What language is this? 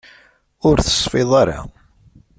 Kabyle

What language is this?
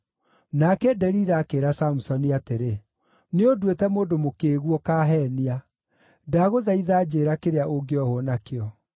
Kikuyu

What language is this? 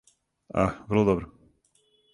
Serbian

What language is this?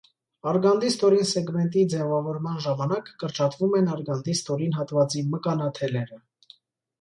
Armenian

